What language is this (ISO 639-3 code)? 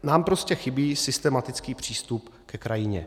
ces